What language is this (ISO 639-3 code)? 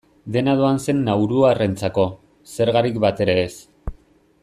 eus